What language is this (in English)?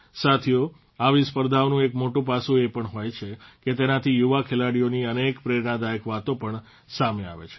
Gujarati